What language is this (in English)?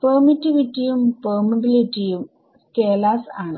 Malayalam